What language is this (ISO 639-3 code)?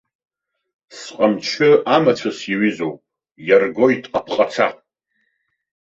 abk